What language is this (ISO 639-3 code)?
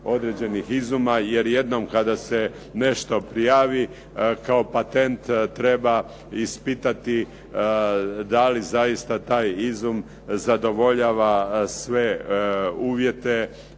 hrv